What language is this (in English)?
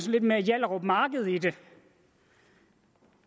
Danish